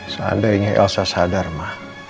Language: Indonesian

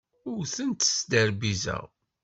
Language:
Kabyle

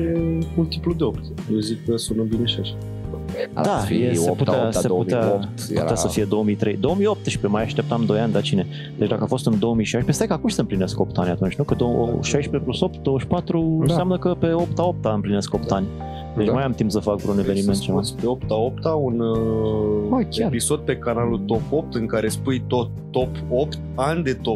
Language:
Romanian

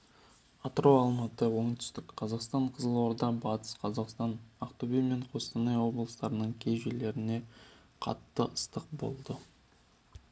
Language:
Kazakh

